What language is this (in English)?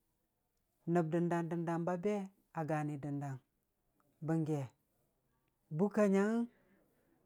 Dijim-Bwilim